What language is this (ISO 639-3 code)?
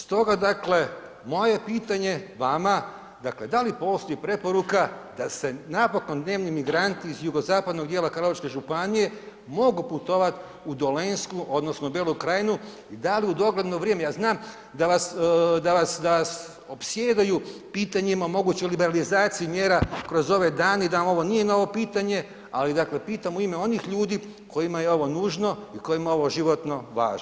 hrv